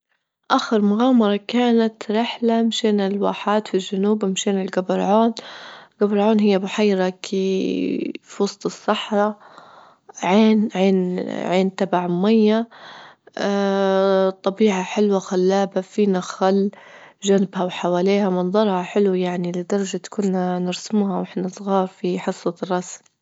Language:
Libyan Arabic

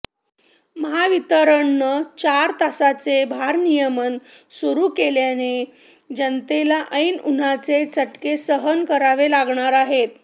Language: Marathi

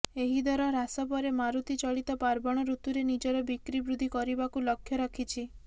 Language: Odia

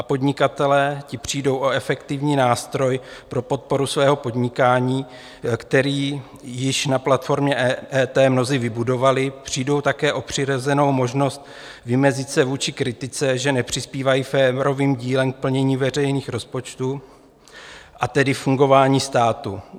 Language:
Czech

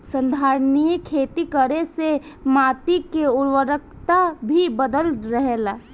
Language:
Bhojpuri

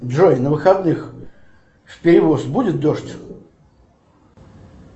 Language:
Russian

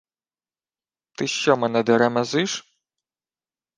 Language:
Ukrainian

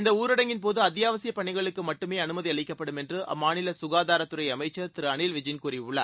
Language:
Tamil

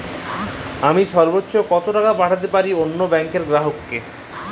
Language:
Bangla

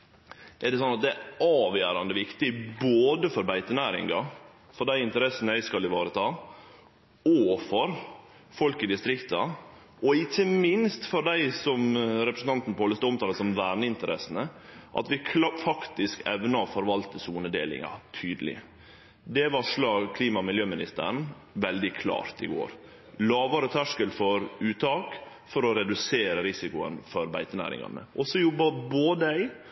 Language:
Norwegian Nynorsk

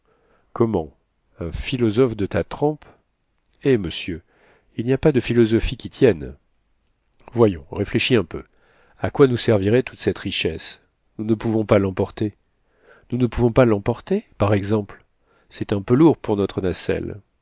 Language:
French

